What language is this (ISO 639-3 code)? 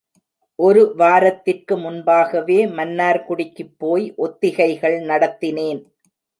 tam